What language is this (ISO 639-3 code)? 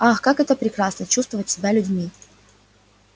rus